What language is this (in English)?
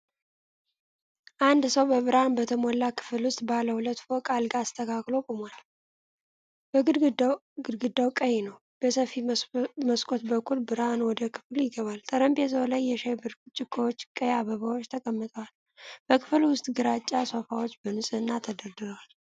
Amharic